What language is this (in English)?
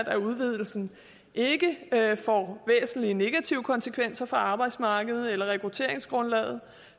Danish